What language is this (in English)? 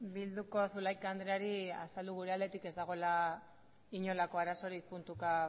Basque